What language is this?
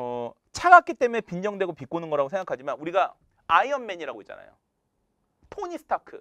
Korean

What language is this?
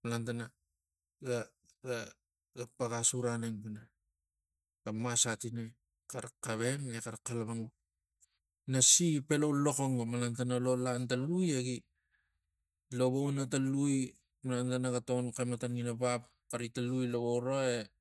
Tigak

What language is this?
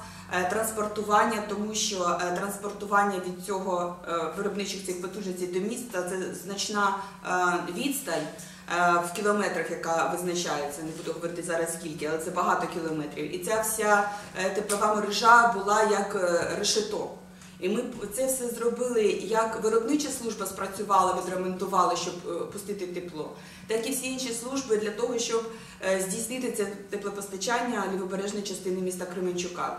Ukrainian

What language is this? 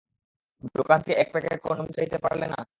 Bangla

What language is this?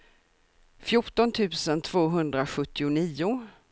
Swedish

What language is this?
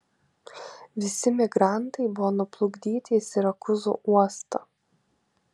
Lithuanian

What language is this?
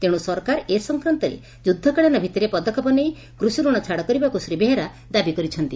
Odia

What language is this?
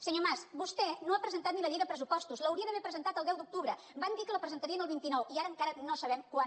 Catalan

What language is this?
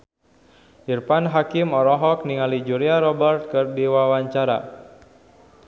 Sundanese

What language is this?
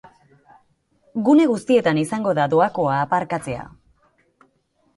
Basque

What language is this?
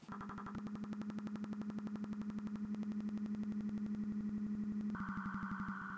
Icelandic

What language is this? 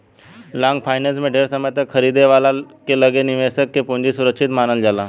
Bhojpuri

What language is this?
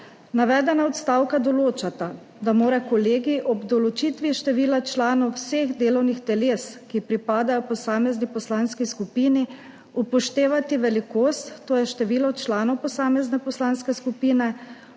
Slovenian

